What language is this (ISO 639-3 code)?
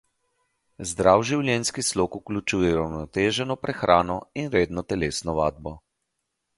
slv